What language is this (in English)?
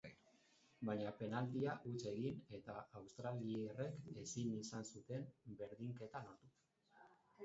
Basque